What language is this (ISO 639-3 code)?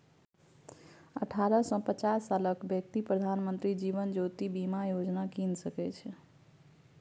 mai